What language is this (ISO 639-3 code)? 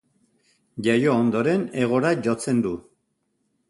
eus